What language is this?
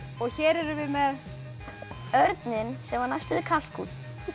Icelandic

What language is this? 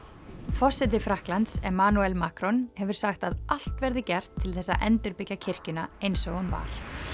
Icelandic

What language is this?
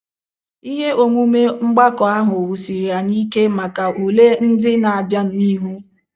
Igbo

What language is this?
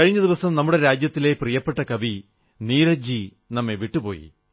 Malayalam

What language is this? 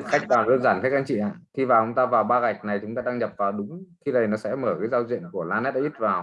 Vietnamese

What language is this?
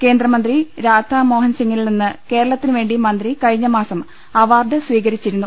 Malayalam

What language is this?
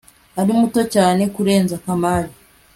Kinyarwanda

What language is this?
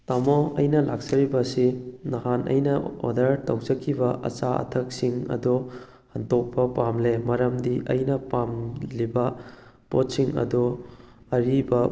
Manipuri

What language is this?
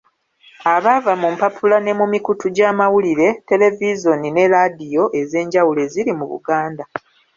Ganda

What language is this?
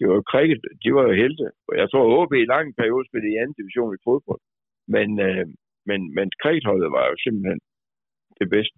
Danish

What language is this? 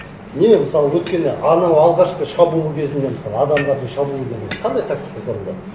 Kazakh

